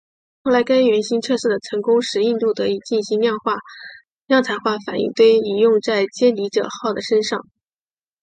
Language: Chinese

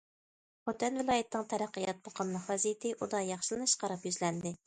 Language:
Uyghur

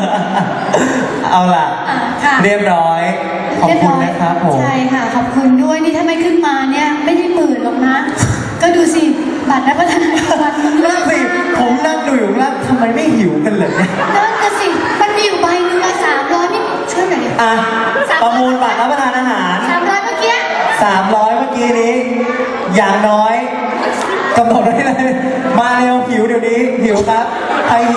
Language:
Thai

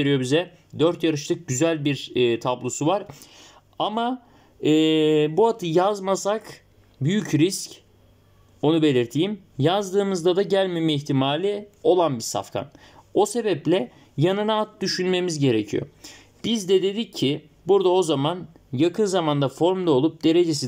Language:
Turkish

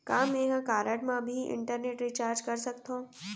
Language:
Chhattisgarhi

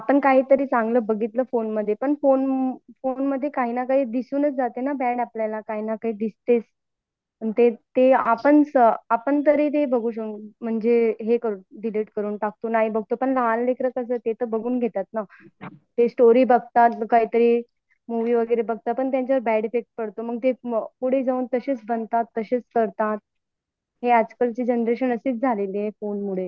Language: Marathi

